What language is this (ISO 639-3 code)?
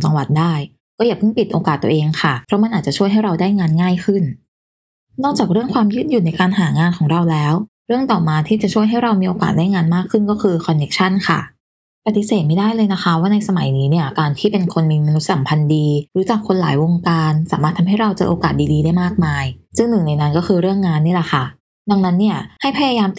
tha